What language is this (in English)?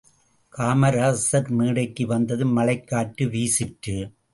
Tamil